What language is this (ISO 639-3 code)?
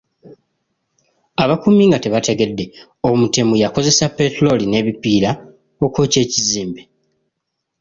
lug